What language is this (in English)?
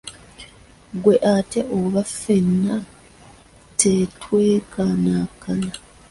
Ganda